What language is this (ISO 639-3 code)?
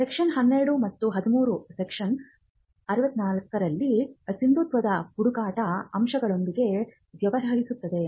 kan